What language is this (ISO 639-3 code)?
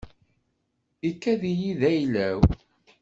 kab